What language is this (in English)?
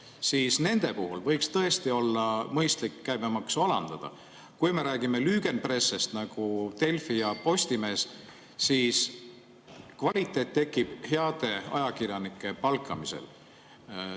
Estonian